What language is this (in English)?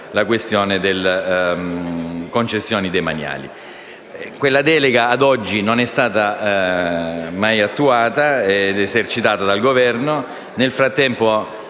Italian